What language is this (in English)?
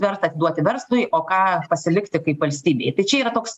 Lithuanian